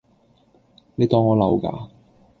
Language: Cantonese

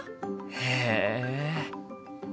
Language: Japanese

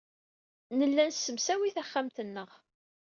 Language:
Kabyle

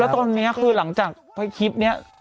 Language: Thai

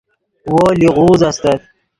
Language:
Yidgha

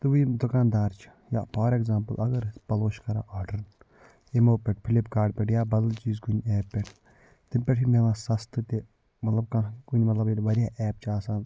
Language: Kashmiri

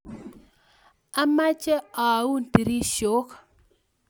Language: Kalenjin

